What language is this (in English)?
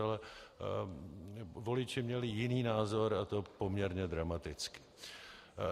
Czech